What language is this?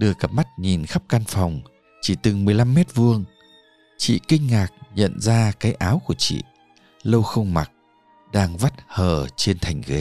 Vietnamese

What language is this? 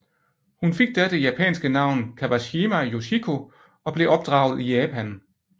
Danish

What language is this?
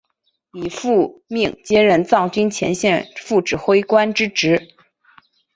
Chinese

